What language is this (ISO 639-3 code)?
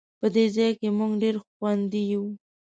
pus